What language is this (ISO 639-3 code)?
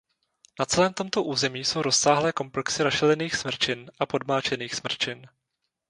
ces